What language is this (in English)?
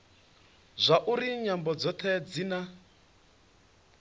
Venda